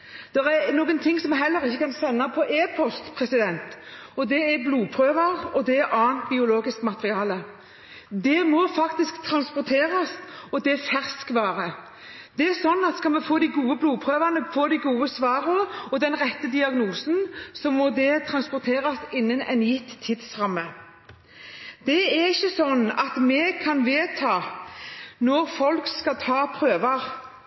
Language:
Norwegian Bokmål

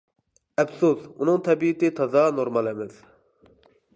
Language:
Uyghur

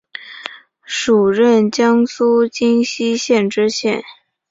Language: Chinese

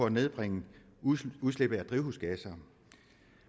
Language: Danish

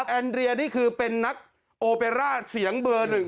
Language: Thai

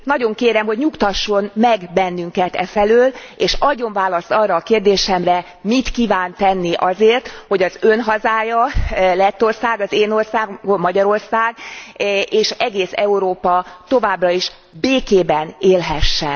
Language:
Hungarian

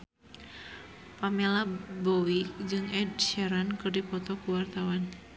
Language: Sundanese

